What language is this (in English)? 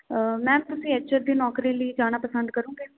Punjabi